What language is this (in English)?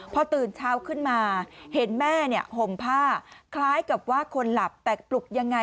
Thai